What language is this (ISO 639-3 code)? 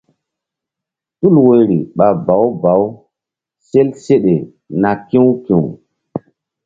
mdd